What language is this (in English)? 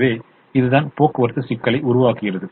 Tamil